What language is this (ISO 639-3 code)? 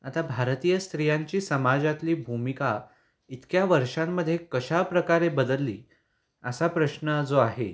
mar